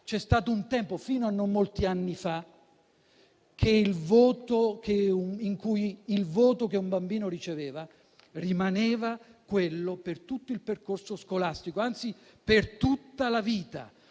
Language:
Italian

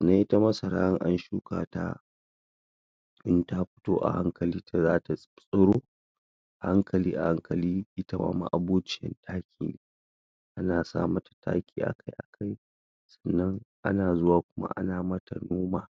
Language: Hausa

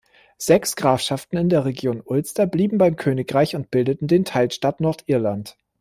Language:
German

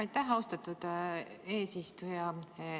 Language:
Estonian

